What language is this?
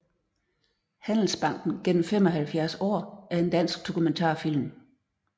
Danish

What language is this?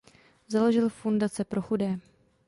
Czech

